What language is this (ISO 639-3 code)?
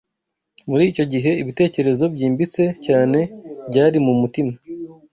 kin